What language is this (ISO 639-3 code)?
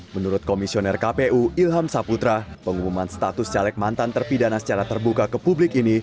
ind